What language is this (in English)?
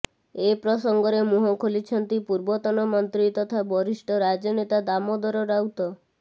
Odia